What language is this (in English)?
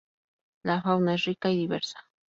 Spanish